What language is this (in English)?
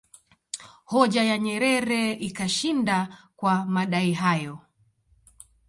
Swahili